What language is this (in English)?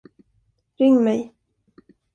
Swedish